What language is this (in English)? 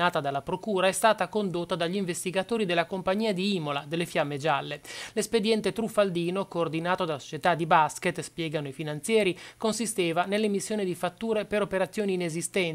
Italian